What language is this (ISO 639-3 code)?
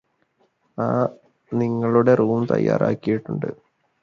mal